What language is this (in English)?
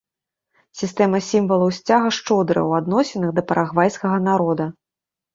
Belarusian